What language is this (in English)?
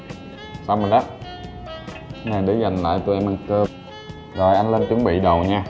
Vietnamese